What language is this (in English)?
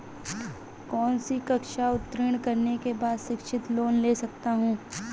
Hindi